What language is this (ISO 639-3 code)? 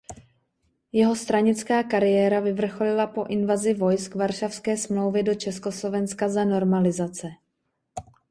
ces